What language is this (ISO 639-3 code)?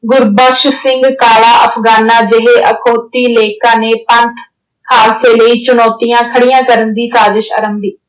pan